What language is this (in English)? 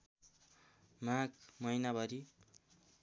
Nepali